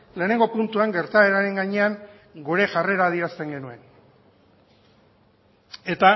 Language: Basque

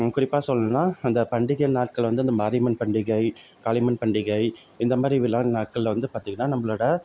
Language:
Tamil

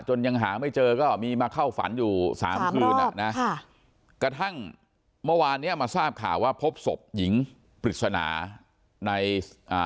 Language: Thai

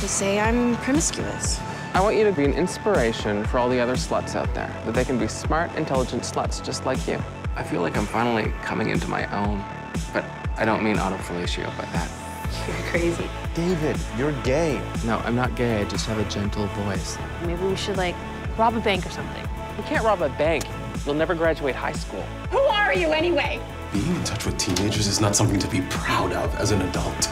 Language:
English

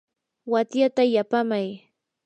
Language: Yanahuanca Pasco Quechua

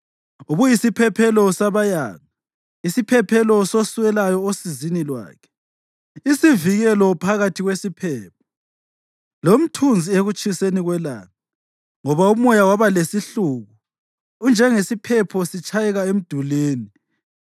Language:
North Ndebele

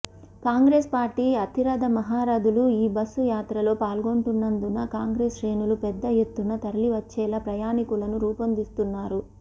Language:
Telugu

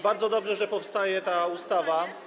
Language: Polish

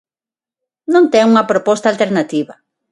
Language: Galician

